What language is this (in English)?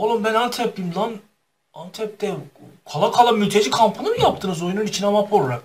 Turkish